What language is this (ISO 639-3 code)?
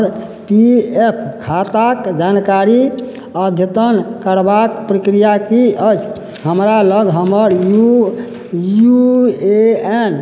mai